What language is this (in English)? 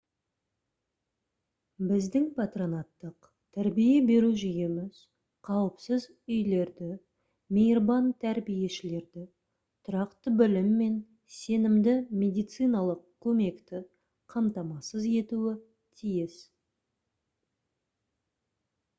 Kazakh